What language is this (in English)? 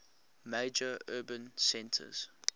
English